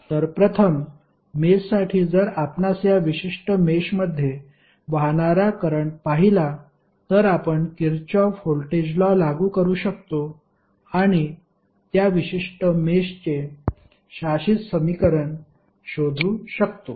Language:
Marathi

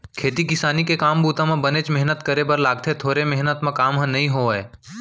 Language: Chhattisgarhi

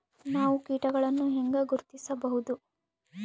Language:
Kannada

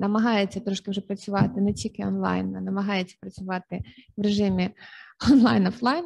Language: Ukrainian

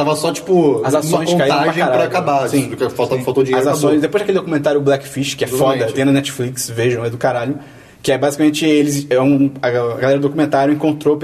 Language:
Portuguese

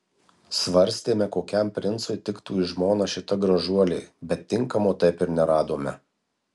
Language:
Lithuanian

